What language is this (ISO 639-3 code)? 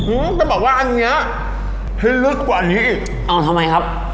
tha